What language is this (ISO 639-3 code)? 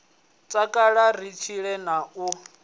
ven